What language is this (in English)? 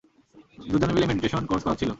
Bangla